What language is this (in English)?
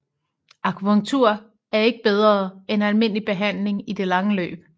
Danish